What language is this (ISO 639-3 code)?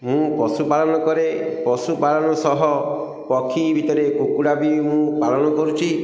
ori